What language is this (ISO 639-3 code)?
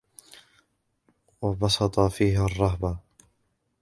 ara